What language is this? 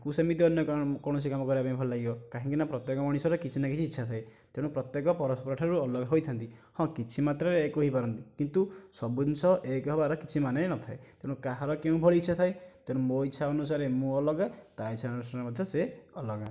Odia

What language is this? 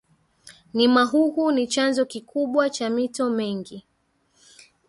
Swahili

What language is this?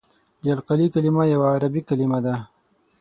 Pashto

